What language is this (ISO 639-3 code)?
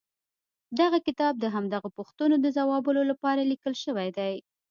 pus